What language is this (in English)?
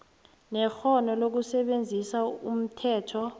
South Ndebele